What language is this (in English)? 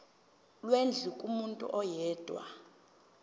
Zulu